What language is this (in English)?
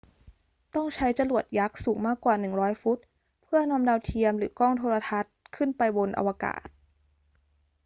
Thai